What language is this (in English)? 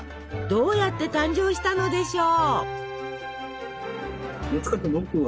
Japanese